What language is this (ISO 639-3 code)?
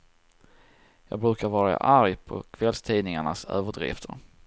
swe